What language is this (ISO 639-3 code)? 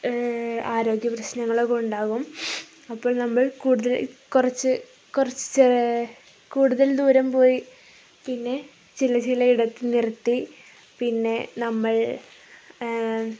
mal